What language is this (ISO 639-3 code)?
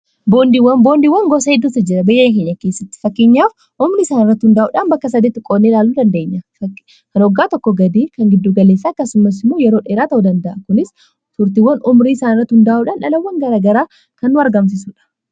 orm